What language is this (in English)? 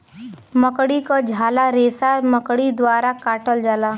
Bhojpuri